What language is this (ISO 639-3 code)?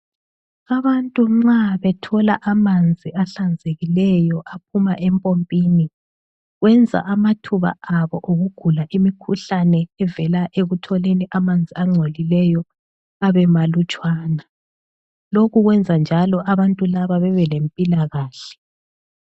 nde